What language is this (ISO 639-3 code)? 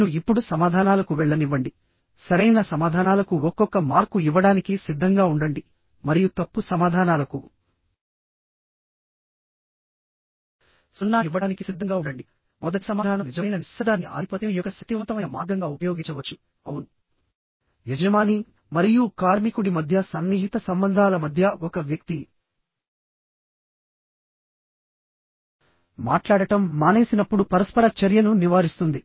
tel